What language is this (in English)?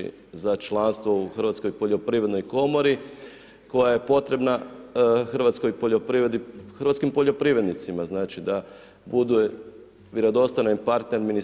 Croatian